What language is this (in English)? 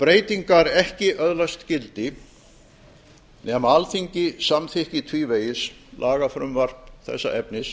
Icelandic